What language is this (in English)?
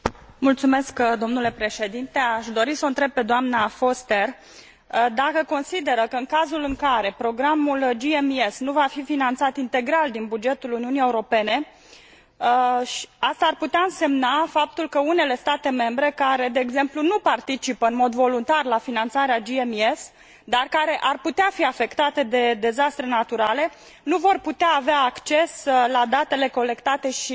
Romanian